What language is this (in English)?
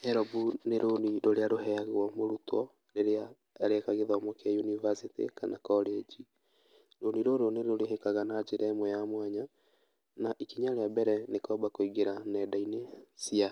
Kikuyu